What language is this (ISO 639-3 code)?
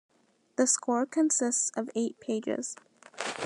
eng